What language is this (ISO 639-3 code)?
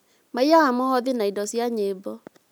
kik